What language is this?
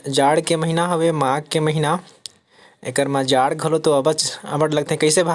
Hindi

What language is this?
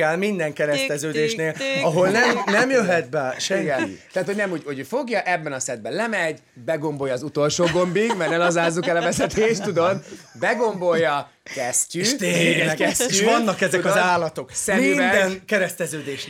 Hungarian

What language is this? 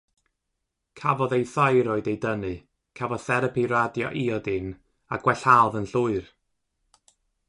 Welsh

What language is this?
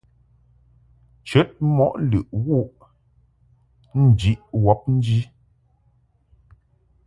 Mungaka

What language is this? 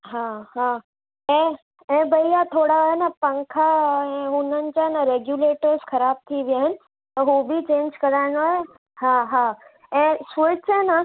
Sindhi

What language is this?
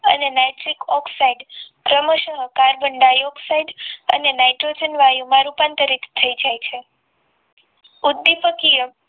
Gujarati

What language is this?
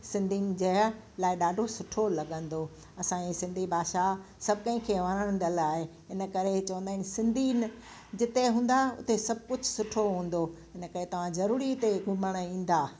Sindhi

